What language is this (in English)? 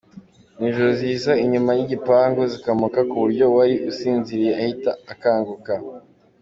Kinyarwanda